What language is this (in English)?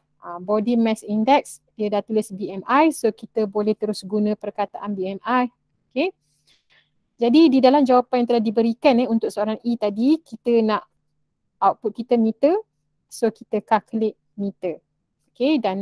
Malay